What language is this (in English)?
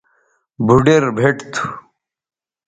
Bateri